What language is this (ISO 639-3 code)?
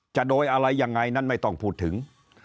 tha